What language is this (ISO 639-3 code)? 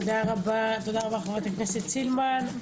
heb